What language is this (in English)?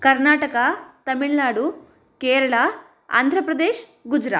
Sanskrit